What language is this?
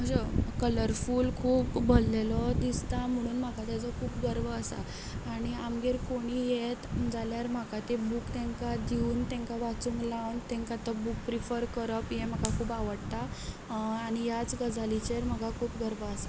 Konkani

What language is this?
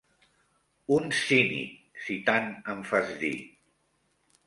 Catalan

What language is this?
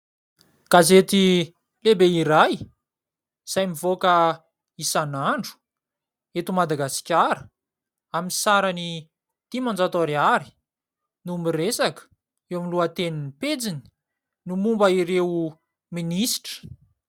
Malagasy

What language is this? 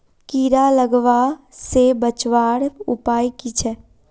Magahi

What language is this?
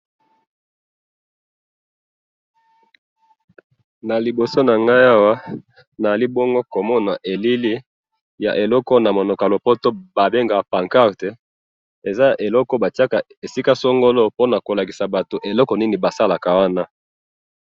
Lingala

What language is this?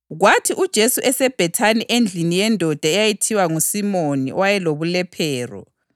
North Ndebele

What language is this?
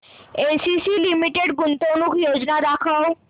Marathi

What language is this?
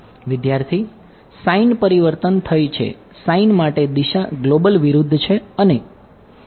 Gujarati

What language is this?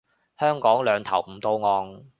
Cantonese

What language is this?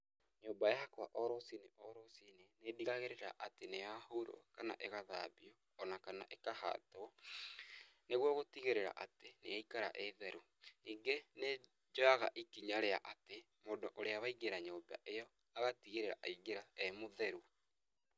Kikuyu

